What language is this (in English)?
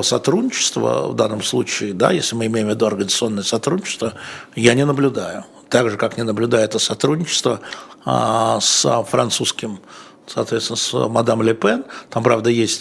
Russian